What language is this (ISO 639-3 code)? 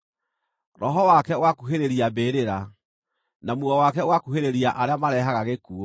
kik